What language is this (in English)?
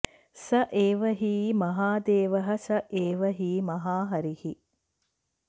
Sanskrit